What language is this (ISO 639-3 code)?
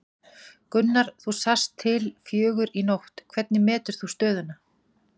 isl